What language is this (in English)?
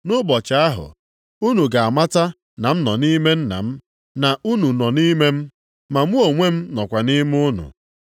Igbo